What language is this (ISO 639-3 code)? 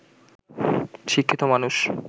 ben